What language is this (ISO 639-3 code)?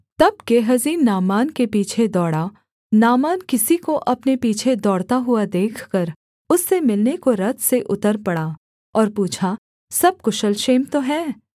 hin